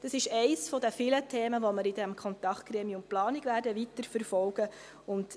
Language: Swiss German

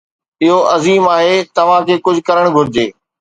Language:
Sindhi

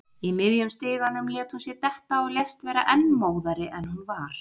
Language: Icelandic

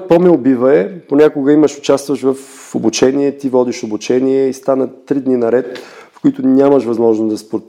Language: Bulgarian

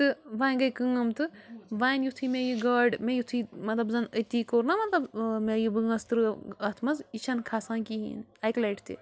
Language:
Kashmiri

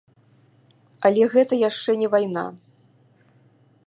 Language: Belarusian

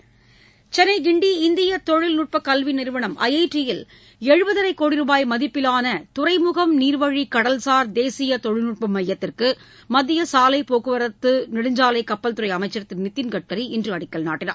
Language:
Tamil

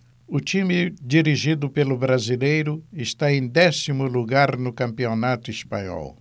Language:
Portuguese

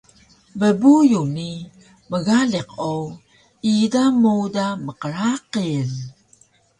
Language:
Taroko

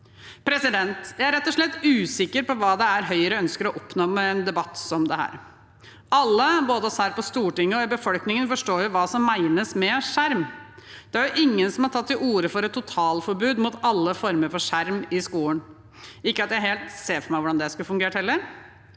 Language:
Norwegian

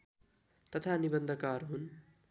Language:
Nepali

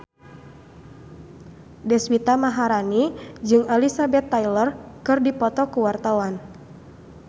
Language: Sundanese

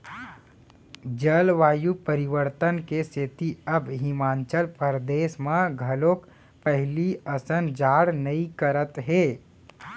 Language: Chhattisgarhi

